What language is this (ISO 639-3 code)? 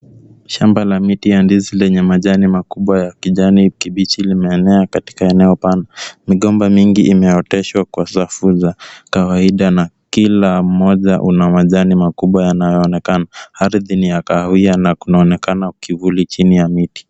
swa